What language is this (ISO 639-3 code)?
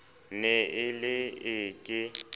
sot